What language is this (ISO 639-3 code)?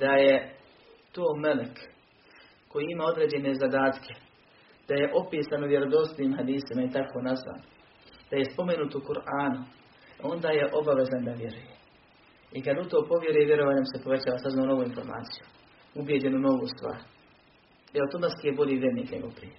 hrv